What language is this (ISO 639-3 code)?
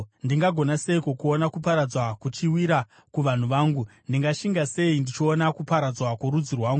sna